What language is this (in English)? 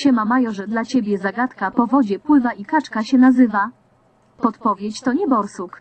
Polish